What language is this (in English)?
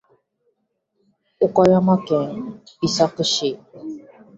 Japanese